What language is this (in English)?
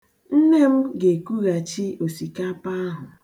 Igbo